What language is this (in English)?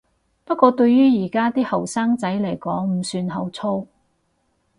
Cantonese